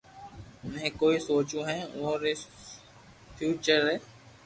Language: Loarki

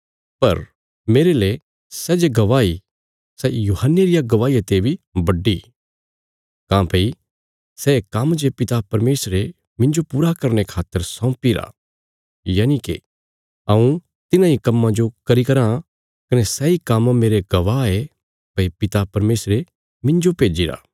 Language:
Bilaspuri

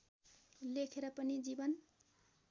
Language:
Nepali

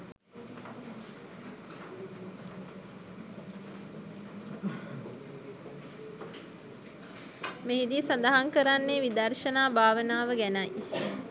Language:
Sinhala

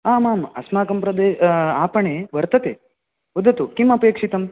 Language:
Sanskrit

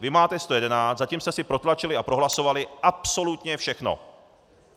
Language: Czech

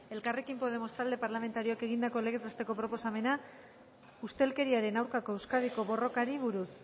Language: Basque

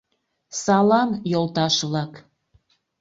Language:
Mari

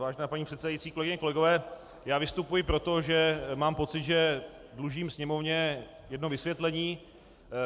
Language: Czech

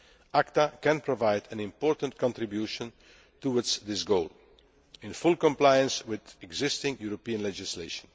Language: English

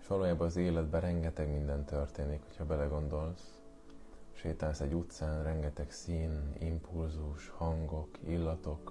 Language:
Hungarian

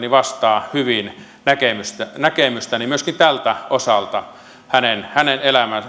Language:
Finnish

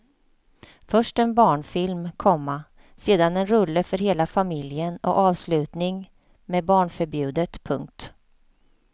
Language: Swedish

